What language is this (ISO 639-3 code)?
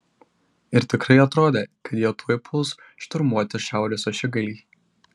lit